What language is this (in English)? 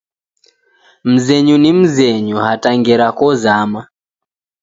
Taita